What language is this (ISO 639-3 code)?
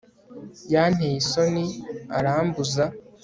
kin